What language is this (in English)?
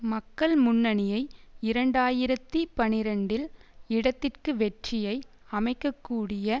Tamil